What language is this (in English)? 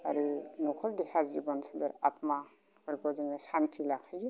Bodo